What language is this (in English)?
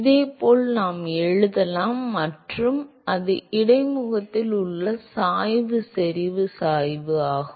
Tamil